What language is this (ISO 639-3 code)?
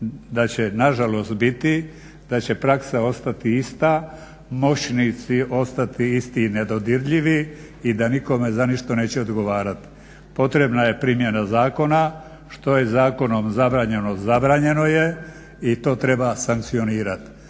hrv